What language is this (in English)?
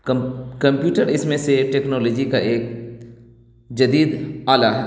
Urdu